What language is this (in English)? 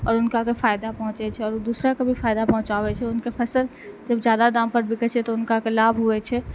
Maithili